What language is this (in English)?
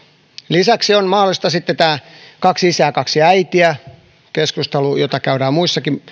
Finnish